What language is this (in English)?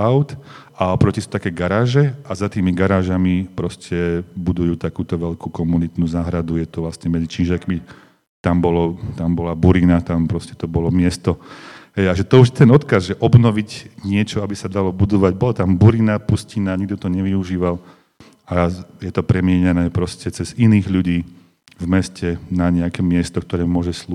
Slovak